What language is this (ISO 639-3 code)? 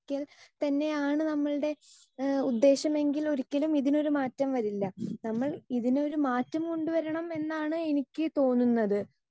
mal